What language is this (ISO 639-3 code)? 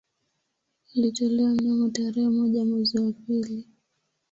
swa